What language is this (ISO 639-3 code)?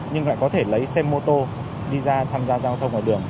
vie